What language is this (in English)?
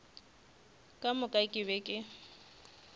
Northern Sotho